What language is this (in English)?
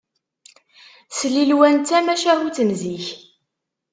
Kabyle